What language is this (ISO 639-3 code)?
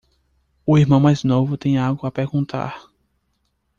por